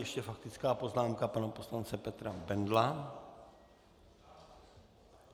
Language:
Czech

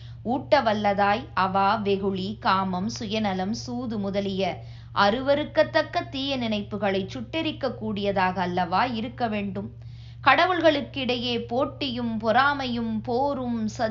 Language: Tamil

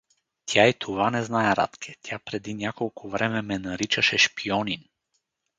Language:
Bulgarian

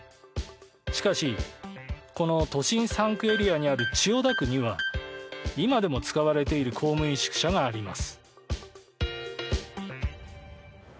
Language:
Japanese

